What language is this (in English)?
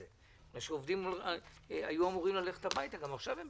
Hebrew